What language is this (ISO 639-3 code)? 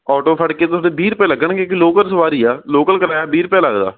pan